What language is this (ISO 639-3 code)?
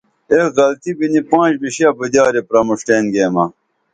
dml